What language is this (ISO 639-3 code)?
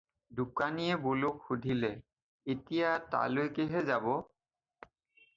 asm